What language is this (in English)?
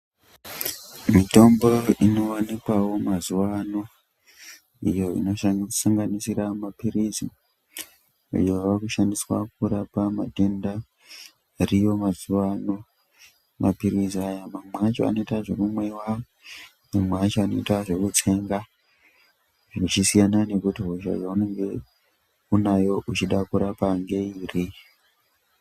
Ndau